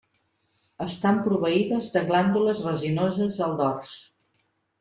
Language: Catalan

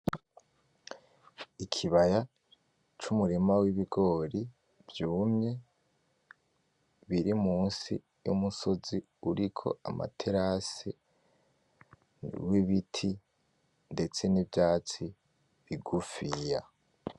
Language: Rundi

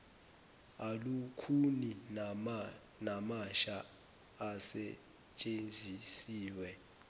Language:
Zulu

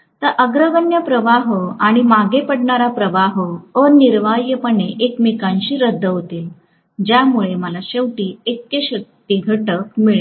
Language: Marathi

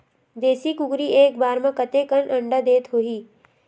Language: Chhattisgarhi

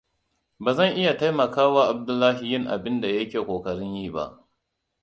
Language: Hausa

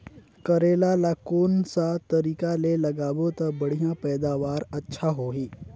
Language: Chhattisgarhi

